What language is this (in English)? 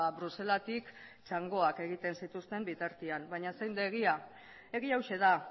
Basque